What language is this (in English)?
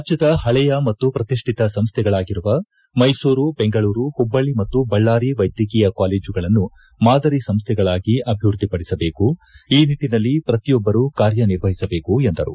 Kannada